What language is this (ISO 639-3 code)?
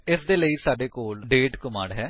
pan